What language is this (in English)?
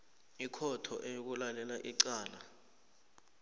South Ndebele